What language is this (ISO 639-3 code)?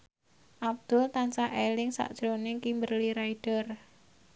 jav